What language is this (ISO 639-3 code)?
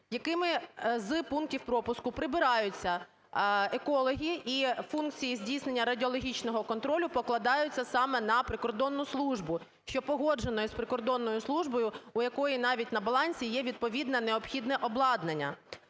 ukr